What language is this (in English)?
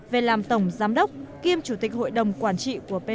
Vietnamese